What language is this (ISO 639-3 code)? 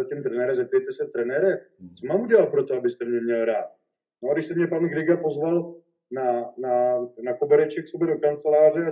ces